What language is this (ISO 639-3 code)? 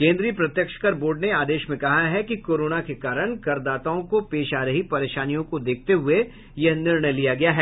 hin